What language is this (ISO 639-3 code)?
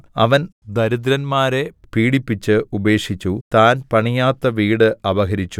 mal